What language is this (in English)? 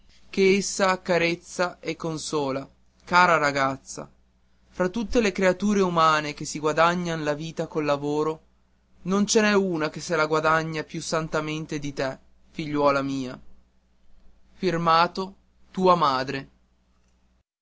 Italian